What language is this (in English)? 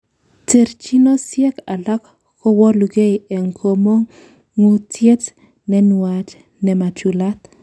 Kalenjin